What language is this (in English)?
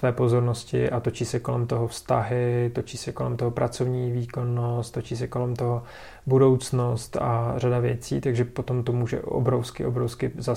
Czech